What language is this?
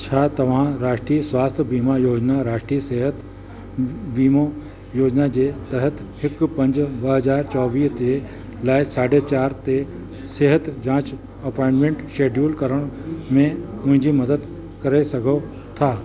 Sindhi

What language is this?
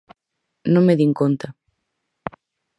Galician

